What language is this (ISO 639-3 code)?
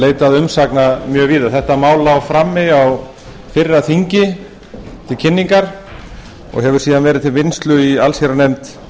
isl